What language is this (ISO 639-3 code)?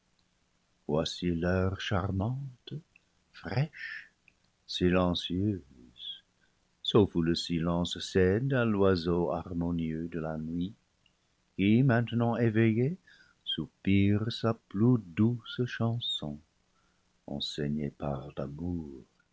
fra